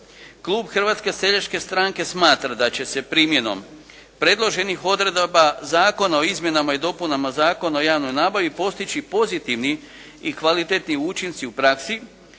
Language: Croatian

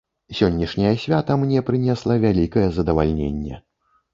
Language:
Belarusian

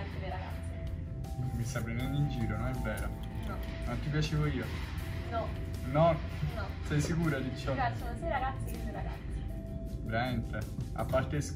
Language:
Italian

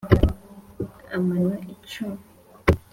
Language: Kinyarwanda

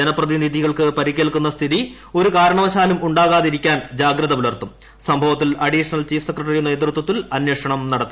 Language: Malayalam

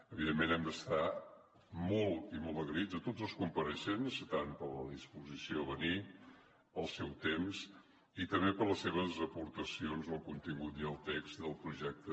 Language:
Catalan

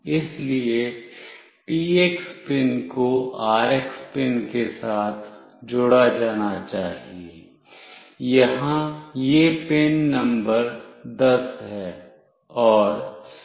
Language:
Hindi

